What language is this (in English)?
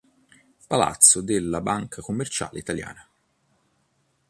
Italian